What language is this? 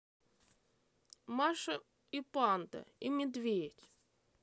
Russian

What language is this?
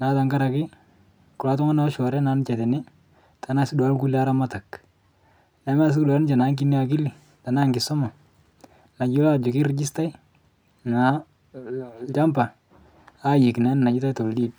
Masai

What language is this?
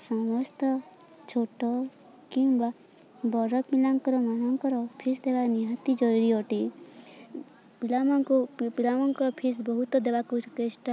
Odia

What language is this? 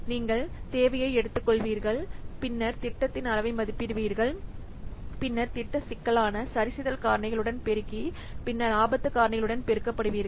Tamil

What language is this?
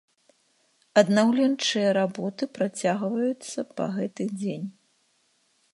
Belarusian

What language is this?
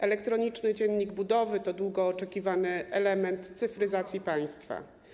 Polish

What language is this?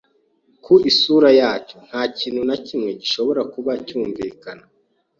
Kinyarwanda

